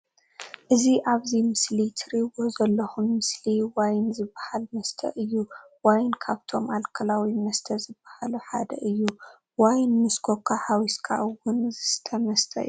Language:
Tigrinya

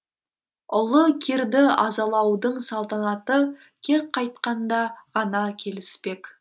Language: Kazakh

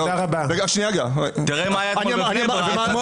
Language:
Hebrew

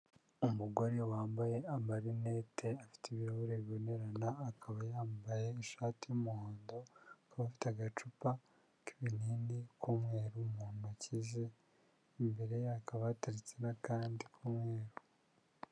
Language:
Kinyarwanda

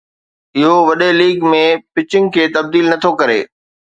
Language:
Sindhi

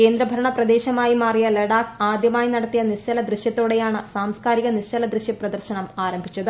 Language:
Malayalam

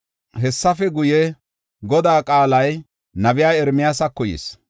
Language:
Gofa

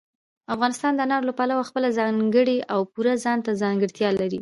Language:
Pashto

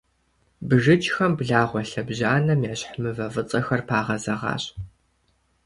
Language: Kabardian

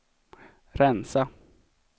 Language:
Swedish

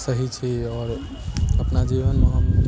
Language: Maithili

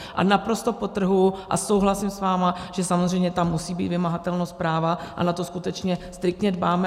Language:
Czech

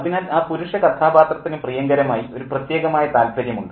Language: Malayalam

